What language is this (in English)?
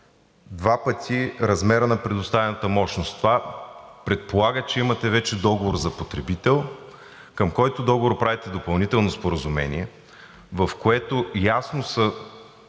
Bulgarian